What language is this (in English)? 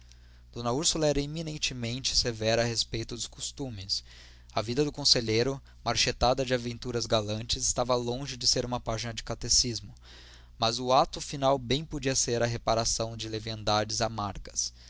Portuguese